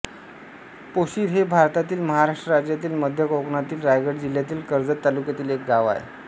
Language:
Marathi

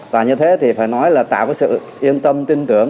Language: Vietnamese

